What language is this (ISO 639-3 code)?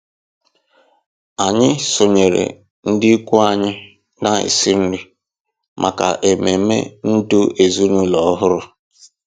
ibo